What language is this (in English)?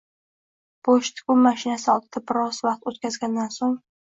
Uzbek